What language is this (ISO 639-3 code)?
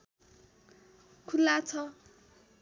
nep